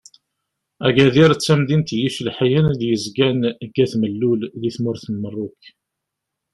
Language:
Kabyle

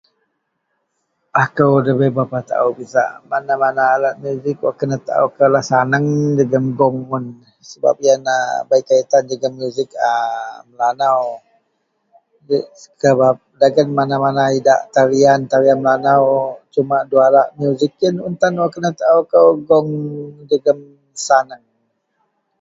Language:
Central Melanau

